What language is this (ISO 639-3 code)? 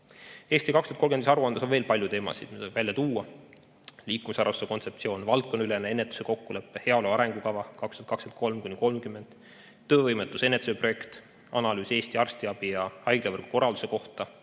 est